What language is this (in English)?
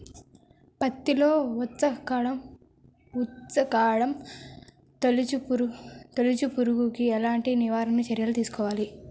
Telugu